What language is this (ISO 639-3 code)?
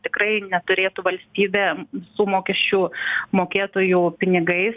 lit